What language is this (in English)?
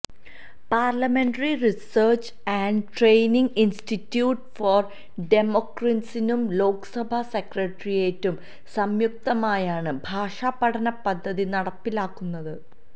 Malayalam